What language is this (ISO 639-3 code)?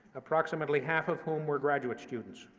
eng